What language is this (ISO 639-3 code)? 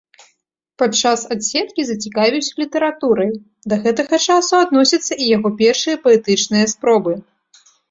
bel